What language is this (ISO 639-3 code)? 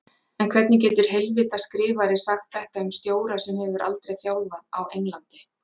isl